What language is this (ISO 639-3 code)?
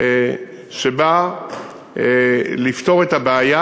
heb